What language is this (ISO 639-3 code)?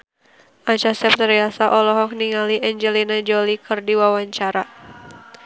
sun